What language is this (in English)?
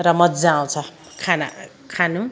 Nepali